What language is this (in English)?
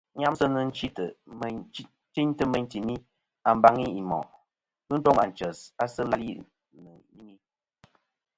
Kom